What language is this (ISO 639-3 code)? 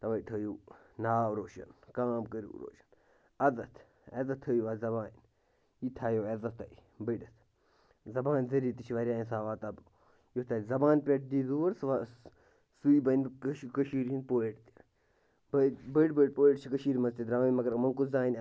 kas